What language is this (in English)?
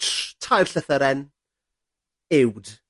Welsh